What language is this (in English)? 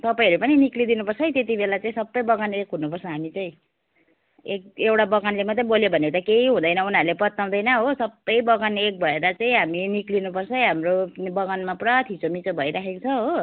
Nepali